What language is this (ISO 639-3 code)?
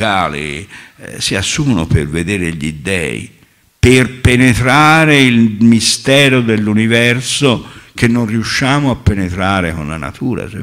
ita